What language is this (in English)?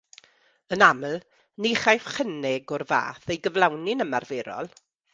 Welsh